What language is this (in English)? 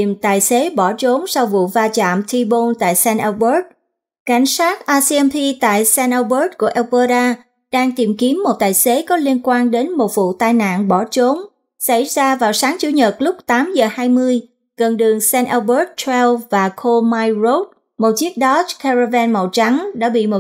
Vietnamese